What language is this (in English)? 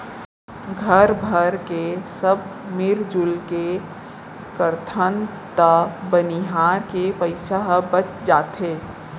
Chhattisgarhi